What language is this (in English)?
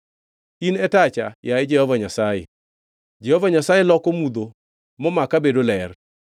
Luo (Kenya and Tanzania)